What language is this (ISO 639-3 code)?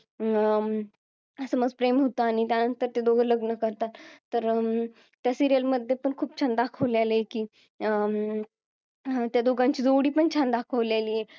mar